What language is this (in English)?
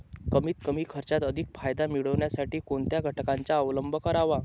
Marathi